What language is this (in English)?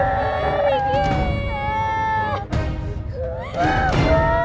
Indonesian